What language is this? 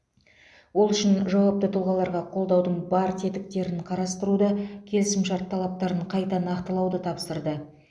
Kazakh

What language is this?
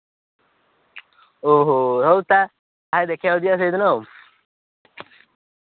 Odia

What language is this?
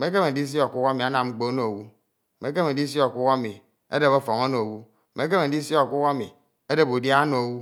Ito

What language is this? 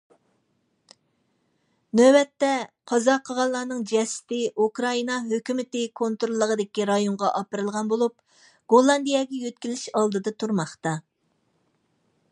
Uyghur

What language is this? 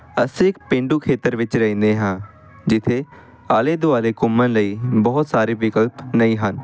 Punjabi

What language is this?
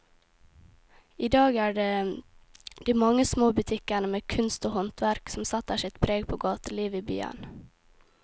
Norwegian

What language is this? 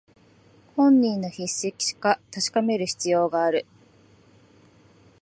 Japanese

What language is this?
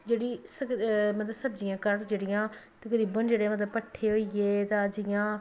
Dogri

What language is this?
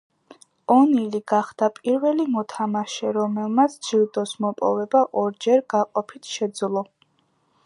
Georgian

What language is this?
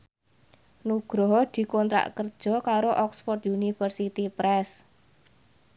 Javanese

